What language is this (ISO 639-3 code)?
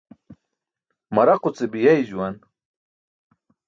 bsk